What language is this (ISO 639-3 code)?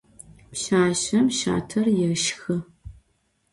ady